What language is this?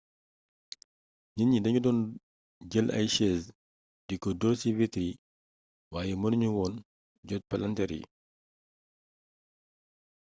Wolof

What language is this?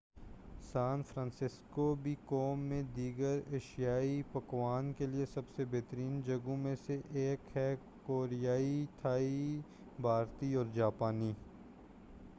Urdu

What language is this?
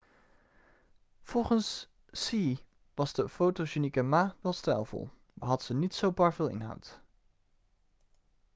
Dutch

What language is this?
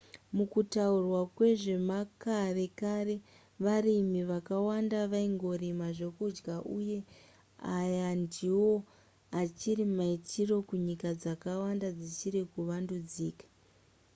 Shona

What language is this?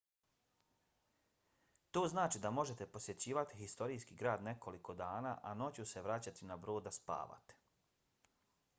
Bosnian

